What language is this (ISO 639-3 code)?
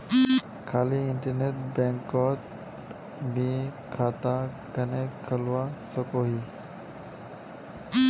mag